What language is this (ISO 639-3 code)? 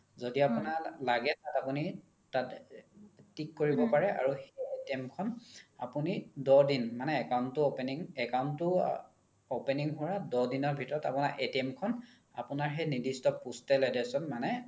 asm